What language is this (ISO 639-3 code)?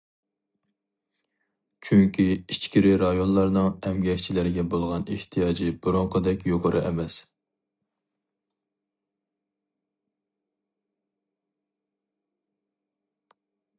uig